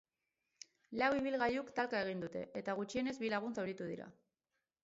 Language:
Basque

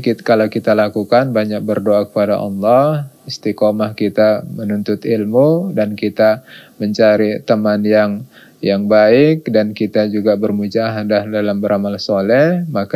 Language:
Indonesian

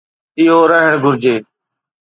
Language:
Sindhi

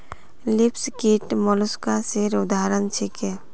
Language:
Magahi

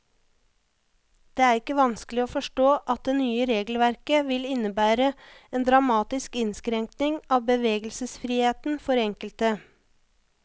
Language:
Norwegian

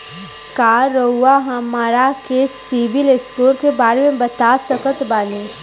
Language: Bhojpuri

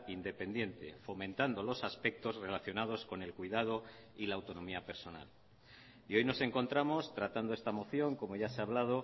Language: Spanish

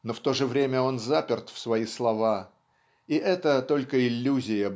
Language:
Russian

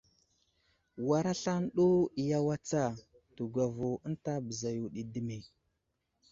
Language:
Wuzlam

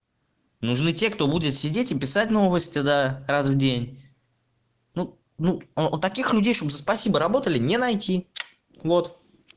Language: Russian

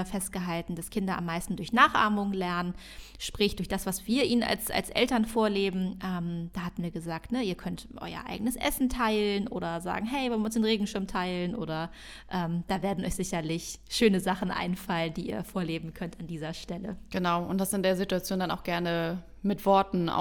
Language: German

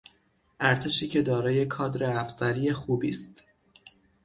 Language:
Persian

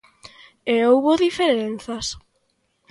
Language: Galician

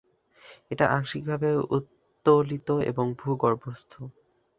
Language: Bangla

